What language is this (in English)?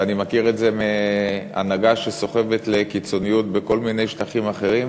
Hebrew